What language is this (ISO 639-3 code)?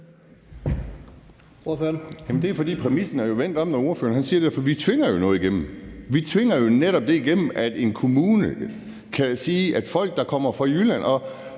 dan